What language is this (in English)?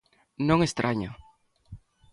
Galician